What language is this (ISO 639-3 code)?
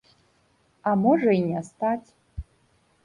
bel